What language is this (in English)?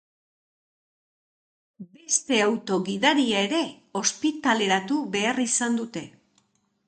Basque